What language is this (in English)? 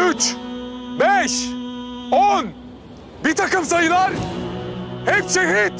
Turkish